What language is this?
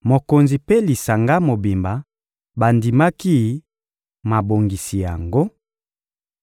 Lingala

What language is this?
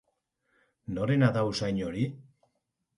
Basque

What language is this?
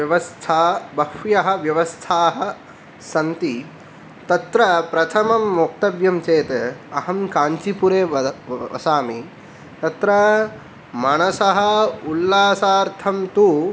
Sanskrit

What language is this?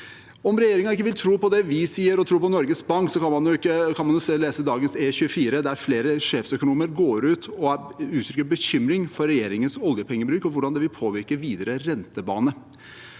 Norwegian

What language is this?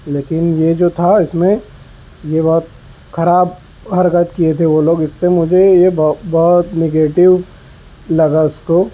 Urdu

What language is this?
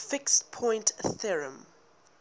English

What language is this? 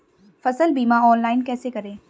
Hindi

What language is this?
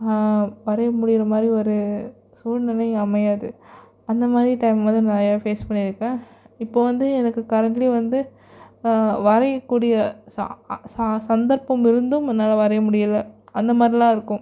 Tamil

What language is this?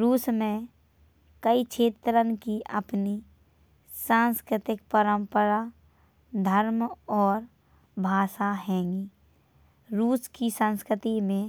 Bundeli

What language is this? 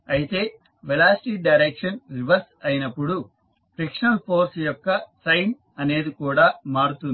Telugu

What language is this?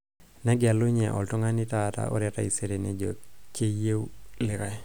Masai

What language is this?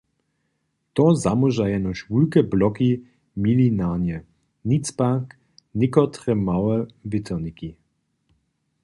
Upper Sorbian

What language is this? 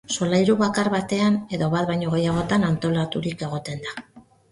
Basque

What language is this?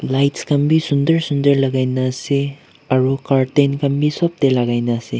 Naga Pidgin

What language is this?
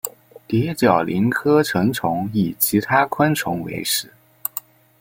Chinese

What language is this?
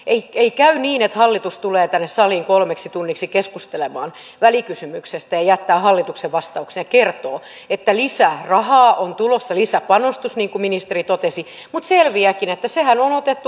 Finnish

